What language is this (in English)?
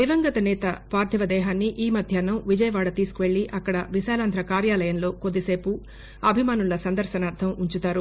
Telugu